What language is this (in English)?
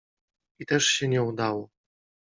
Polish